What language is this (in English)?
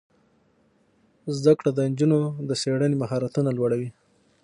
Pashto